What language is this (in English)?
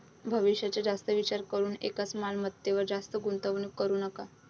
Marathi